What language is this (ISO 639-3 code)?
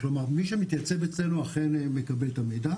heb